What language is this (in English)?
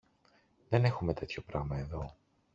Greek